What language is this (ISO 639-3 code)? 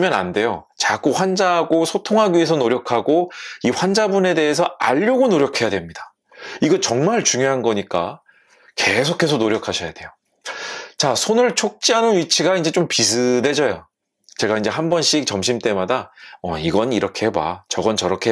kor